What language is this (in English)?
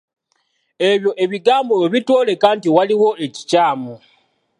Ganda